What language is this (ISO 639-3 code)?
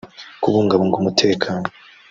kin